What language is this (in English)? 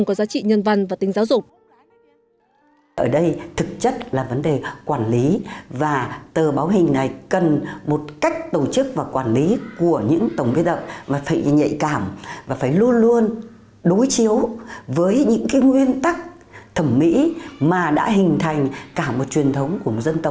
Vietnamese